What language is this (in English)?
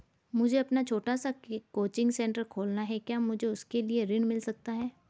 Hindi